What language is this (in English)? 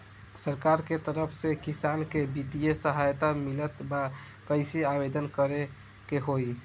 Bhojpuri